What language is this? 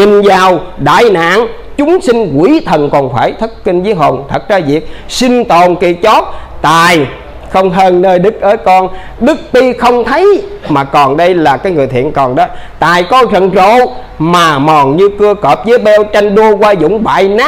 Vietnamese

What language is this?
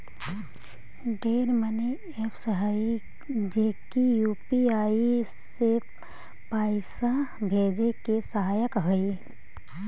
Magahi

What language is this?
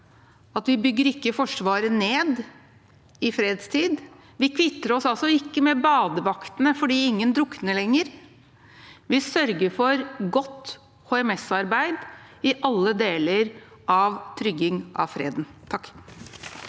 Norwegian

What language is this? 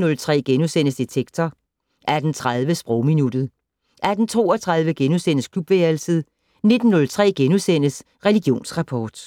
Danish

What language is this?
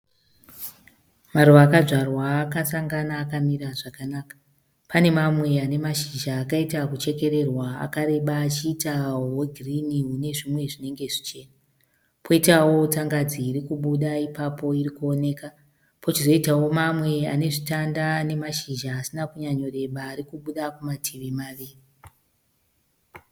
Shona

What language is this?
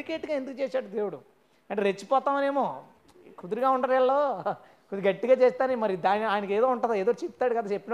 Telugu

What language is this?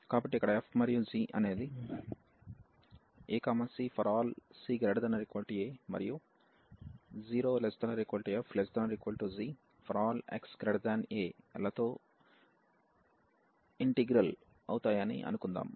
Telugu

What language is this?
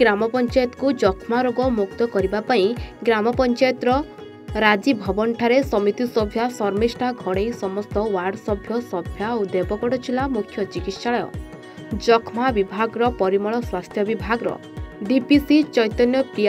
Hindi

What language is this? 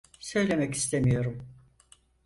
Turkish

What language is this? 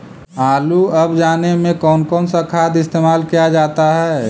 Magahi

